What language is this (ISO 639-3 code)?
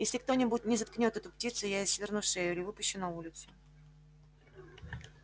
rus